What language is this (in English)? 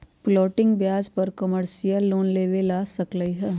Magahi